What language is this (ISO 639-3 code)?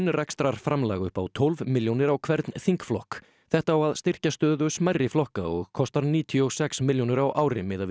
isl